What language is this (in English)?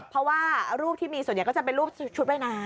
Thai